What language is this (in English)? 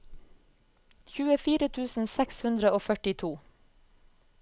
Norwegian